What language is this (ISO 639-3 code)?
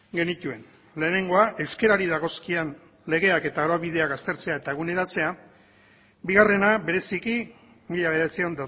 eus